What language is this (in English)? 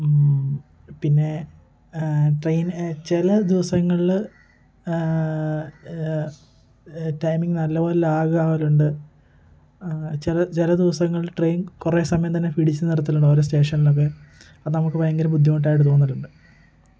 Malayalam